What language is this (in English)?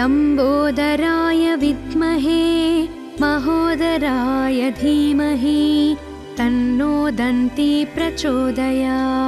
Telugu